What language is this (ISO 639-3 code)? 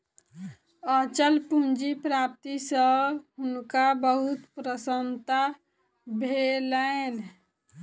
mai